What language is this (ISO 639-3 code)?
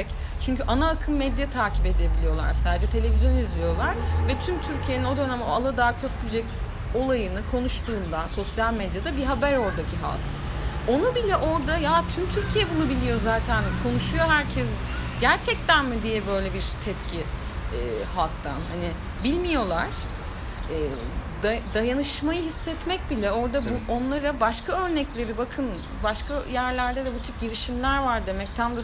tur